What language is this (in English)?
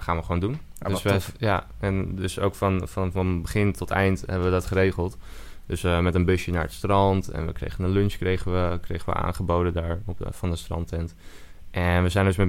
Dutch